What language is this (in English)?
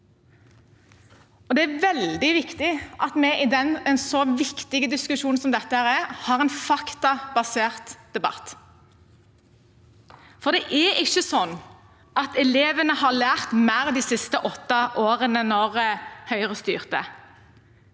Norwegian